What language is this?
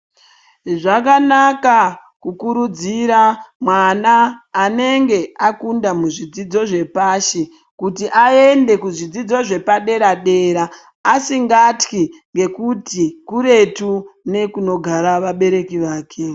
Ndau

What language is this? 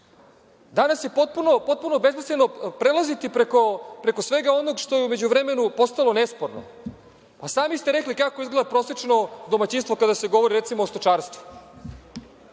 Serbian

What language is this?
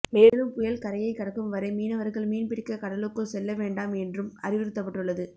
Tamil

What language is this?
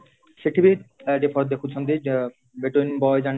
Odia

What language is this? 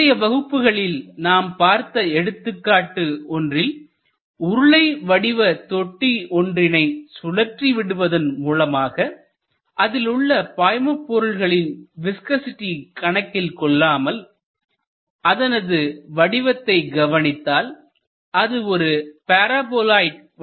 Tamil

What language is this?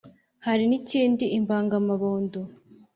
Kinyarwanda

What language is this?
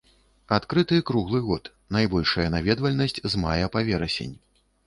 Belarusian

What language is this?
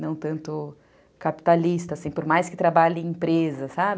Portuguese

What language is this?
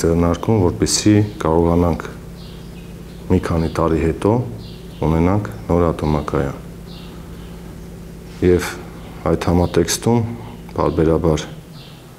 Romanian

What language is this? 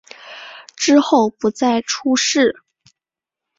Chinese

